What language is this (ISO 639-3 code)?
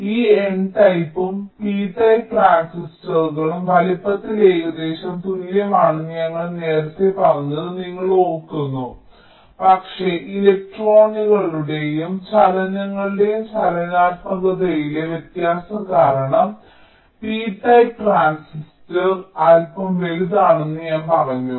mal